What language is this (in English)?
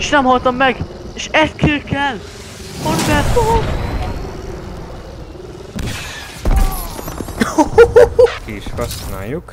Hungarian